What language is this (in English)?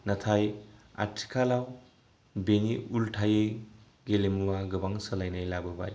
Bodo